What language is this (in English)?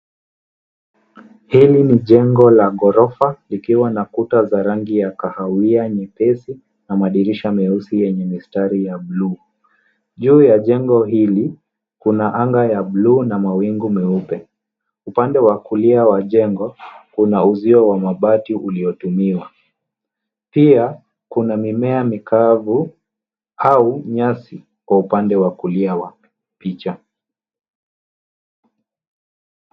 Swahili